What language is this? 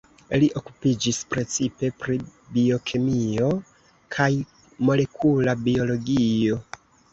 Esperanto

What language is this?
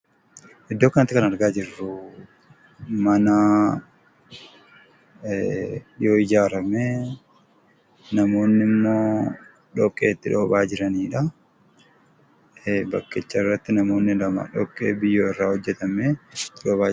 Oromo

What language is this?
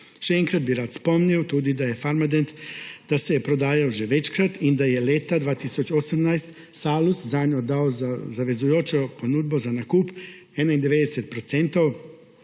Slovenian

